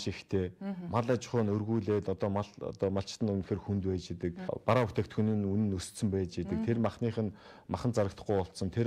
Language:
Korean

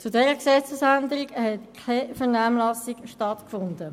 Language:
Swiss German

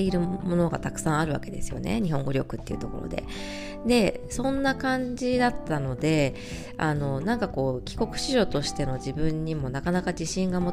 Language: Japanese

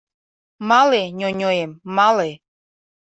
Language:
Mari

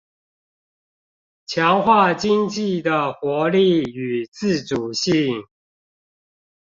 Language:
Chinese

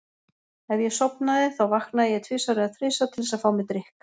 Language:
Icelandic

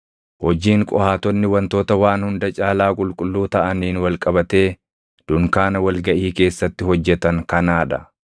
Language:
Oromo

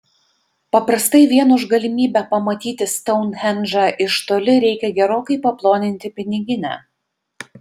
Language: Lithuanian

